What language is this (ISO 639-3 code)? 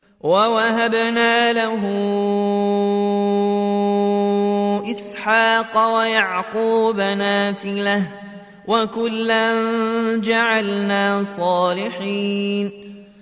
ara